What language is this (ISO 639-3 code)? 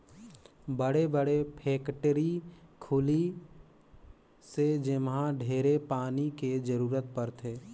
hne